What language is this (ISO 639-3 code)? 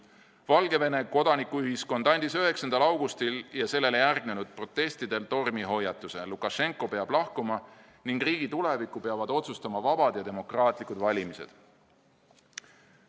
est